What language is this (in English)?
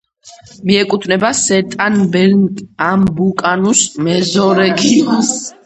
Georgian